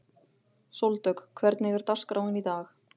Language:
Icelandic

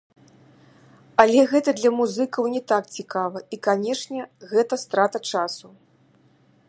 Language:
Belarusian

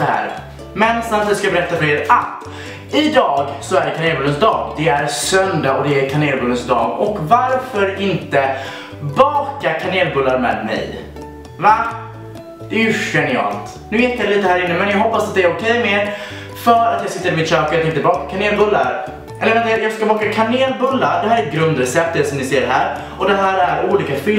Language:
Swedish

